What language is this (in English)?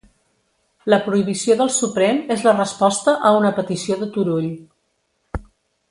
Catalan